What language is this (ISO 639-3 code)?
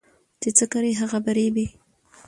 pus